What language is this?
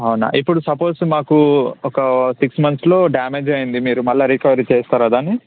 Telugu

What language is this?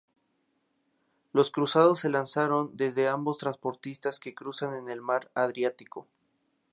Spanish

